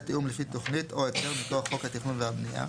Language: Hebrew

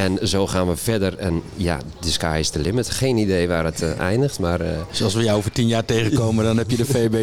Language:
Dutch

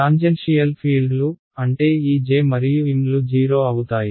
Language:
Telugu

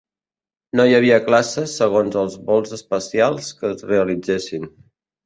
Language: Catalan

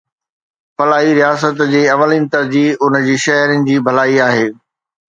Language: Sindhi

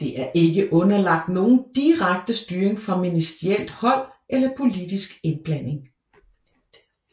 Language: Danish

